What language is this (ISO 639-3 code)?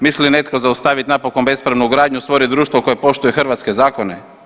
hrv